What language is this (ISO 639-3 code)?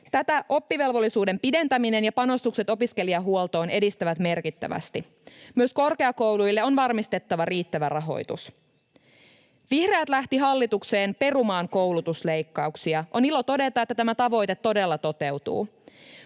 fin